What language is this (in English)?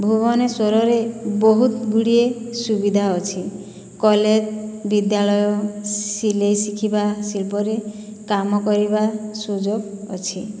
Odia